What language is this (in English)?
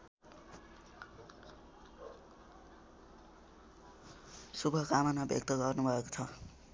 Nepali